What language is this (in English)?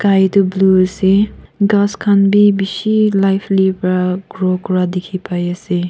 Naga Pidgin